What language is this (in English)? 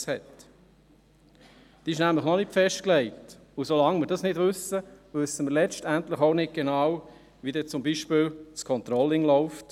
Swiss German